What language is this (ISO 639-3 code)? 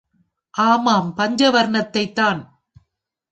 tam